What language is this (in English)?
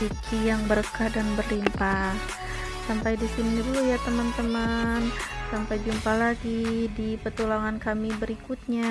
Indonesian